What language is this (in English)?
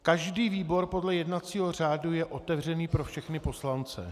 Czech